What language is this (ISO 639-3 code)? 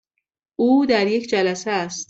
fas